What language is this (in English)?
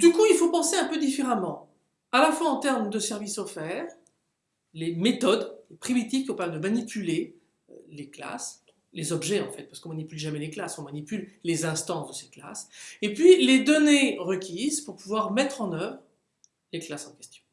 French